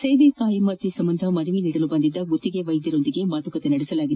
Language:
Kannada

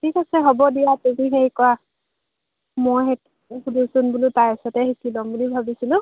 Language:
Assamese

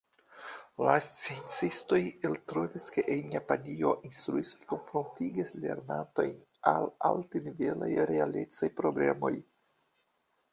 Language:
Esperanto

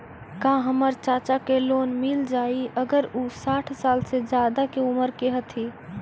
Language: Magahi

